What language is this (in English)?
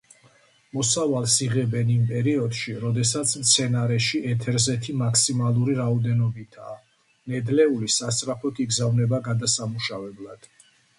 Georgian